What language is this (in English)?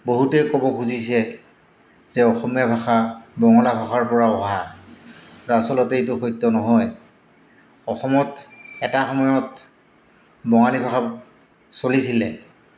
Assamese